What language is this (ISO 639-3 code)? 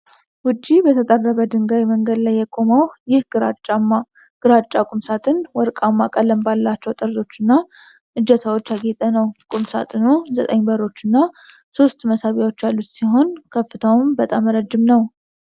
amh